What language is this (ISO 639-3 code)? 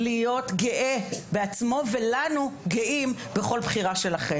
heb